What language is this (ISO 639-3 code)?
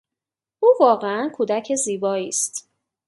fas